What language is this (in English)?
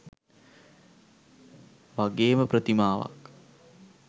Sinhala